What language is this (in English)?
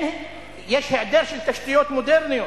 Hebrew